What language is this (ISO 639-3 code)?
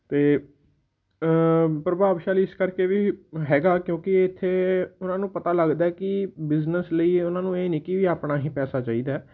pan